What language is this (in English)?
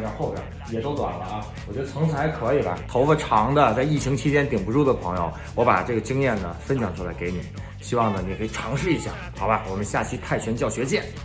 Chinese